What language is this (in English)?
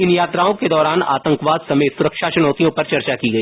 Hindi